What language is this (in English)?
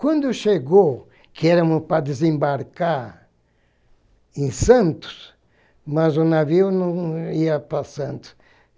Portuguese